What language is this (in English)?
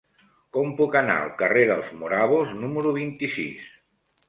Catalan